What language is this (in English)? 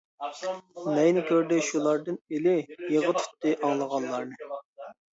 Uyghur